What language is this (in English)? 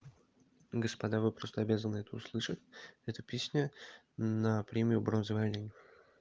Russian